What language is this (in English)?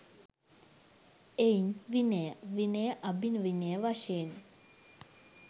Sinhala